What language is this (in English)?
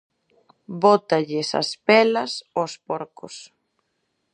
Galician